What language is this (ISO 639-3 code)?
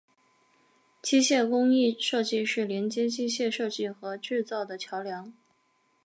zho